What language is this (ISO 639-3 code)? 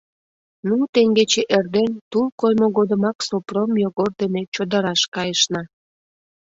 chm